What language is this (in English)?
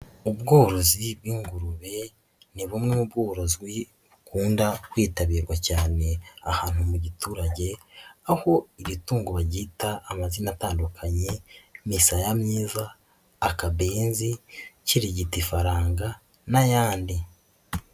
Kinyarwanda